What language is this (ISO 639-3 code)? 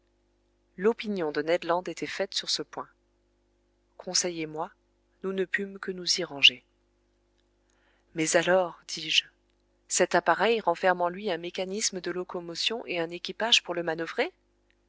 fra